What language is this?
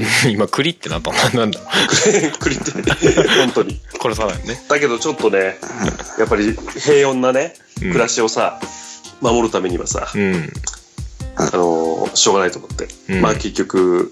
Japanese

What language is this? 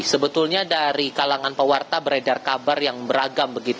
Indonesian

